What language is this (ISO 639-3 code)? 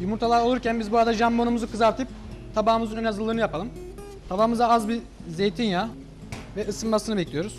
tur